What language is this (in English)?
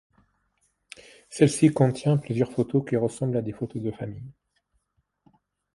French